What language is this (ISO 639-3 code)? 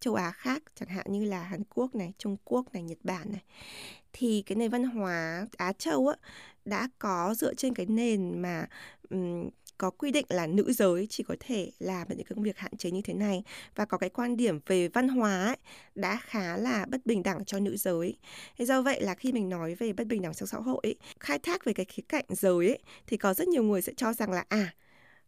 vie